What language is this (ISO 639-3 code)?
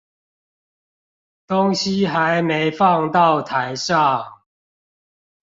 zho